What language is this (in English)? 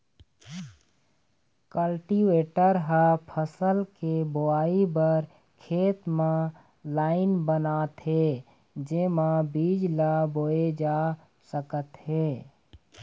Chhattisgarhi